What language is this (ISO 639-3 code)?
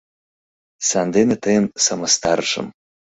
chm